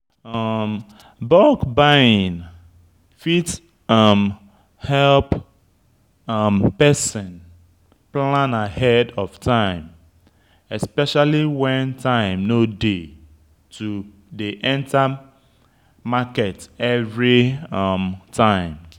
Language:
Nigerian Pidgin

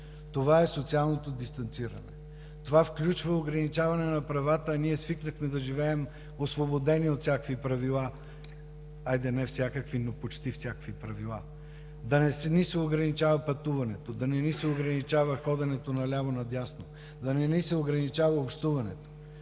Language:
Bulgarian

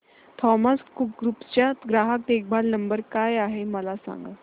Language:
Marathi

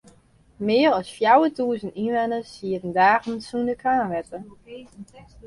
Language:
Western Frisian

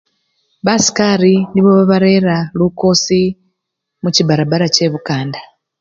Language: Luyia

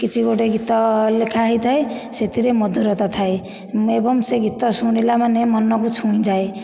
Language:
Odia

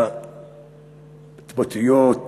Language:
Hebrew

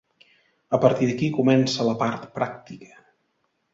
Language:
Catalan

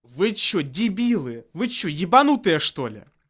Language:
Russian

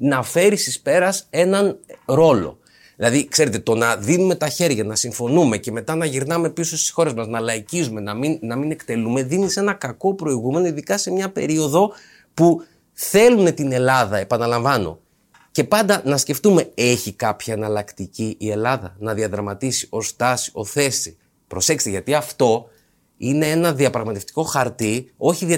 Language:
Greek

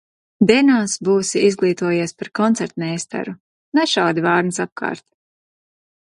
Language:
Latvian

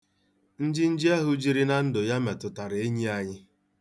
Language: Igbo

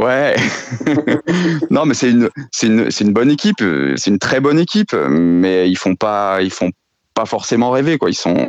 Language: French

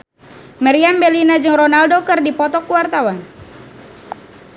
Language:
Sundanese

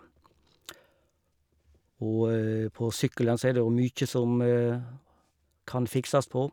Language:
Norwegian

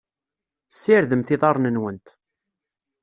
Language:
Kabyle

